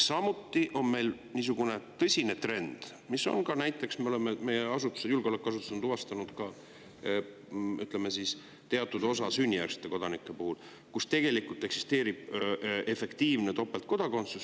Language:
Estonian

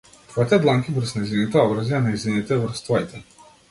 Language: Macedonian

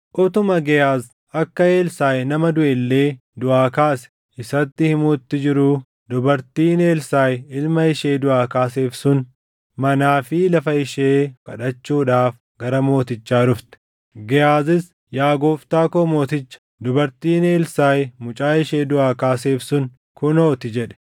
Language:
Oromo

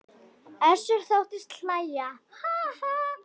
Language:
Icelandic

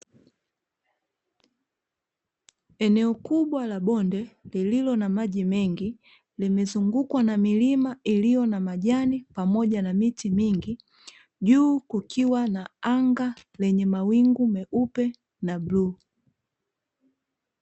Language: Swahili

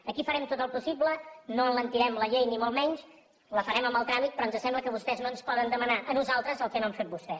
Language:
Catalan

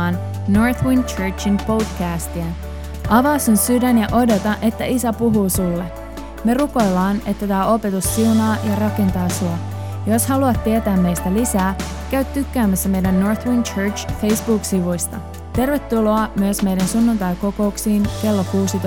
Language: Finnish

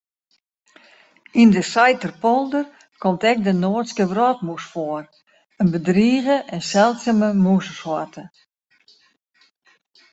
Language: Western Frisian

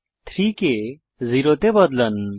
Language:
Bangla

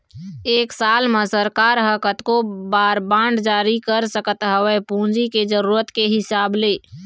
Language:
Chhattisgarhi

